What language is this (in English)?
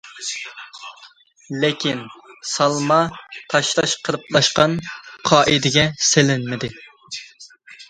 Uyghur